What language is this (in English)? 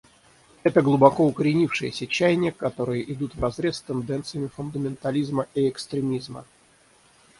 Russian